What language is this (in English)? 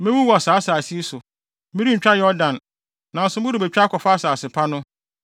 Akan